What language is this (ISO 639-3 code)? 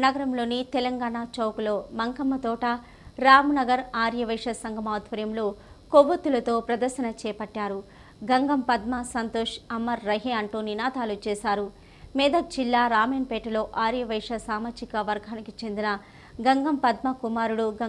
ron